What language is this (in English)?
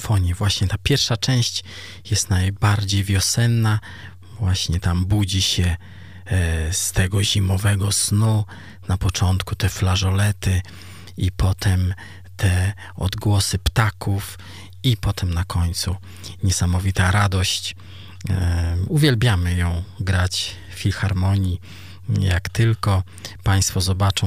Polish